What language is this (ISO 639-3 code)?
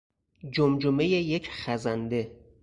fas